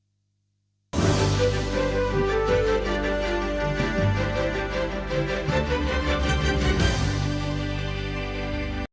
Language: Ukrainian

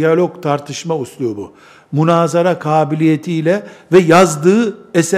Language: Turkish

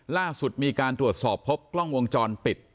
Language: Thai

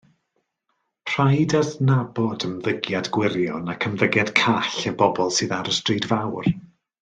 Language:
Welsh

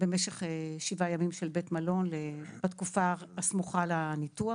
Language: Hebrew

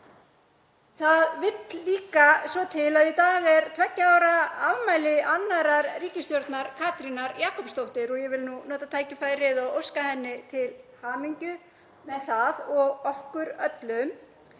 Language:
Icelandic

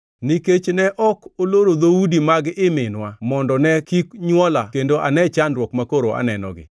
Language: Luo (Kenya and Tanzania)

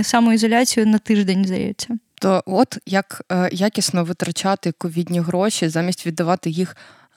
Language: Ukrainian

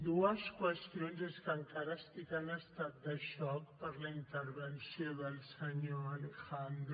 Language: Catalan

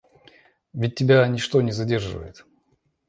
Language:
Russian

